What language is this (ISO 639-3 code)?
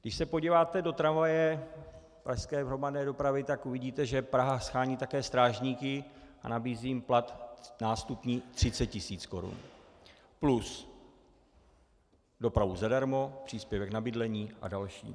ces